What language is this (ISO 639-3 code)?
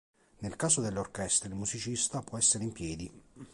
ita